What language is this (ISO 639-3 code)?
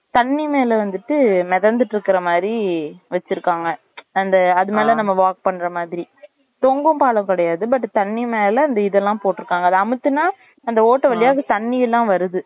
tam